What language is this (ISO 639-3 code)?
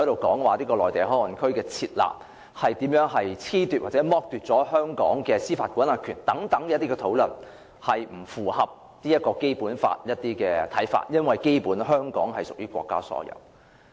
yue